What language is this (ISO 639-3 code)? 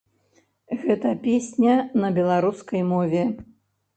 bel